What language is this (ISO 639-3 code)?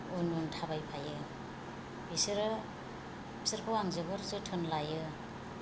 brx